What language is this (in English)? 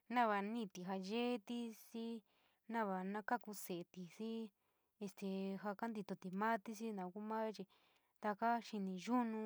San Miguel El Grande Mixtec